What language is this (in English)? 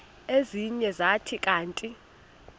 Xhosa